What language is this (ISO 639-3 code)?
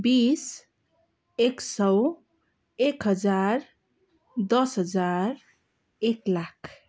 nep